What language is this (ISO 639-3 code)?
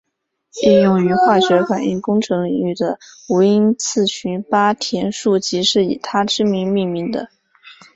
zho